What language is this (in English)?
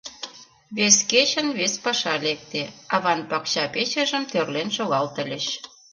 Mari